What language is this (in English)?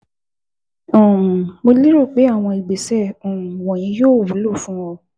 Yoruba